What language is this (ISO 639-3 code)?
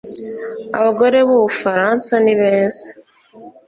kin